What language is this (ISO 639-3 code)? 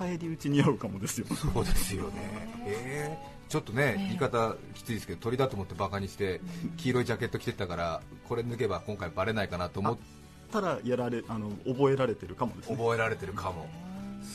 jpn